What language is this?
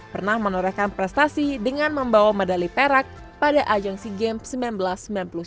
Indonesian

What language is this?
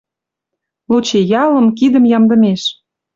Western Mari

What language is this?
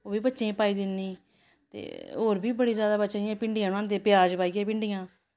Dogri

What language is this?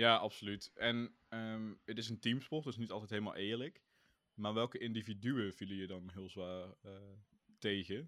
Dutch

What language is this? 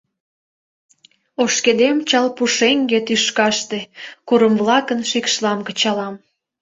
Mari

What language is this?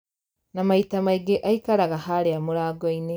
Kikuyu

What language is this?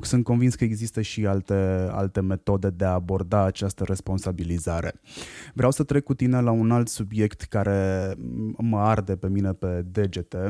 Romanian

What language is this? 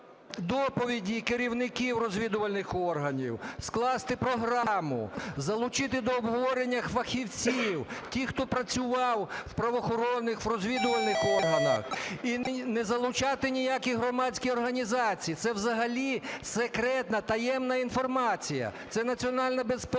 Ukrainian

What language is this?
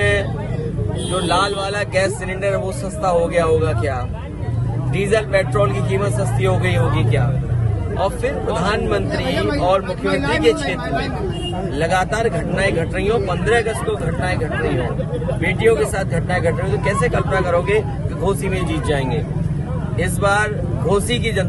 Hindi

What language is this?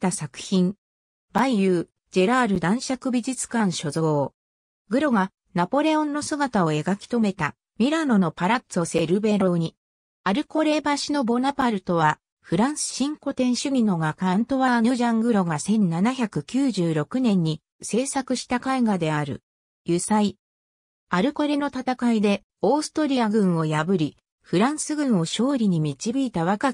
Japanese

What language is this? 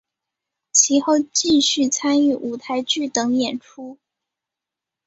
Chinese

